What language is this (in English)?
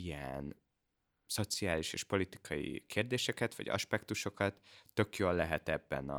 Hungarian